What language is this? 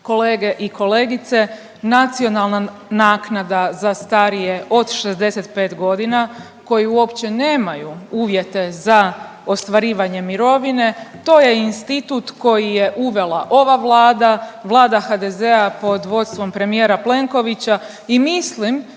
Croatian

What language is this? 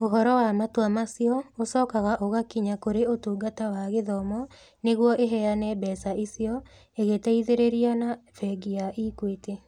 Kikuyu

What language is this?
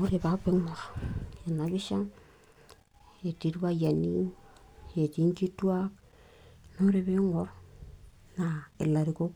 Masai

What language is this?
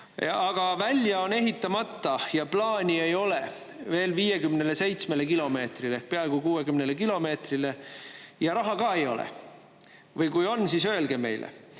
Estonian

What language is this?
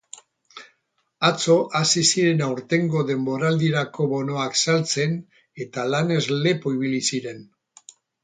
Basque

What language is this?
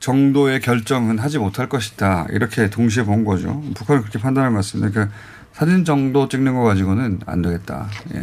Korean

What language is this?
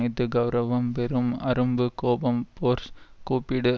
Tamil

